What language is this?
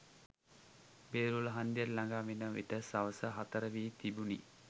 Sinhala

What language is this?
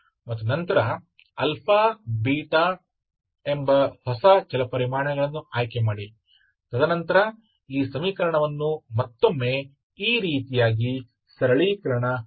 Kannada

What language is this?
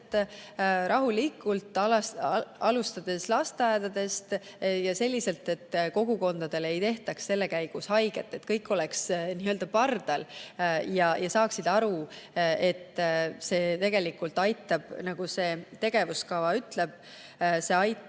Estonian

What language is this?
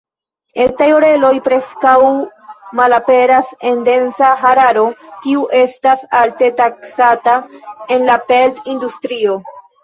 Esperanto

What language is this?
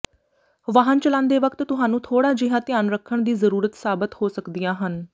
Punjabi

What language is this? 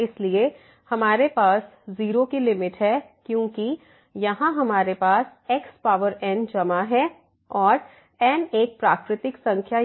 Hindi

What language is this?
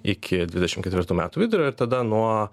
Lithuanian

